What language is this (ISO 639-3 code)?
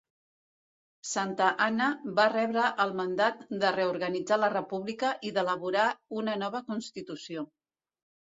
cat